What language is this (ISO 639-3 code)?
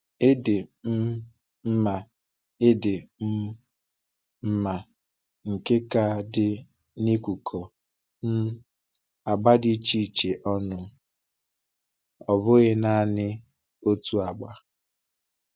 ibo